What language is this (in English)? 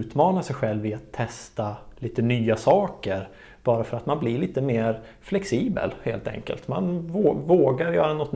Swedish